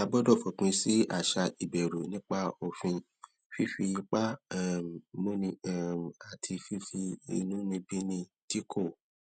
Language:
Yoruba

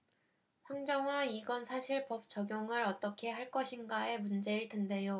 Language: Korean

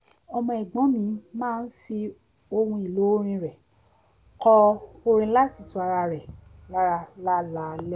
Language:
Yoruba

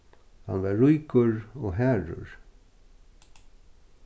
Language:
Faroese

